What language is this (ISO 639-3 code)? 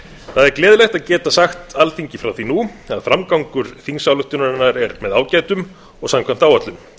isl